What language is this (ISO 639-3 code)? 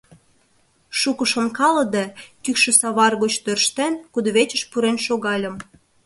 chm